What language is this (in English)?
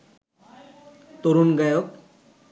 Bangla